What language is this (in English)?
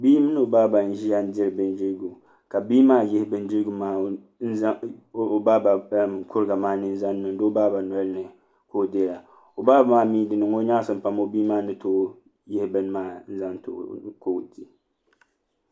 Dagbani